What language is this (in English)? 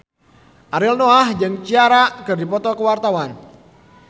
Sundanese